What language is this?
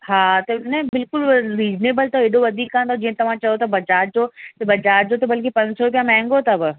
Sindhi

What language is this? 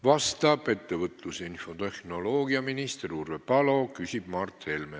Estonian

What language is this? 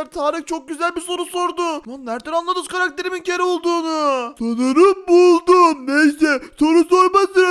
Turkish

